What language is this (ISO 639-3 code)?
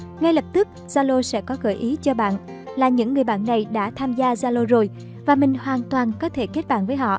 vie